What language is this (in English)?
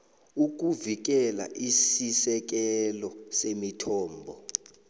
South Ndebele